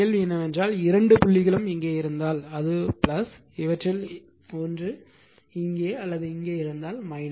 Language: Tamil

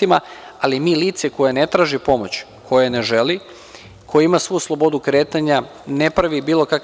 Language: Serbian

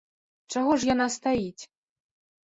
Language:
Belarusian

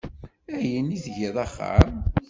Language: Kabyle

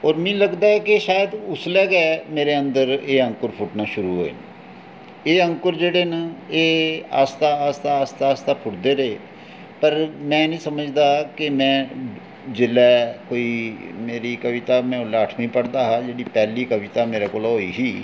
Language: Dogri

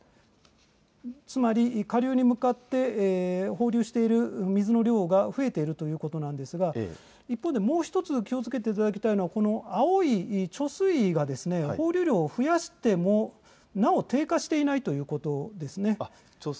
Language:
Japanese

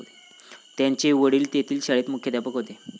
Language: Marathi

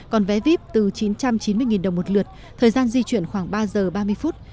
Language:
Vietnamese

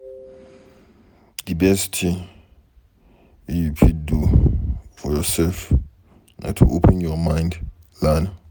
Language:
Nigerian Pidgin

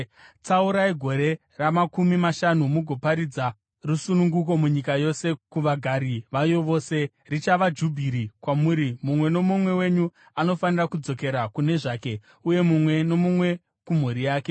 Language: Shona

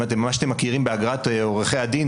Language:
Hebrew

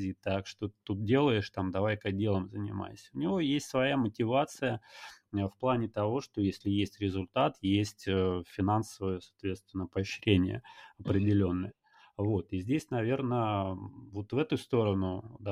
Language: Russian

